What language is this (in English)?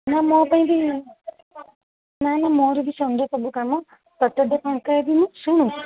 Odia